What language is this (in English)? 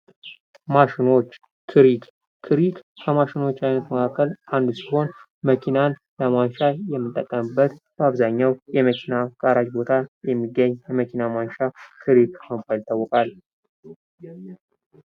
Amharic